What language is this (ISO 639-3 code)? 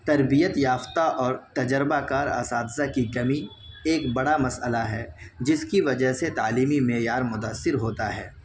urd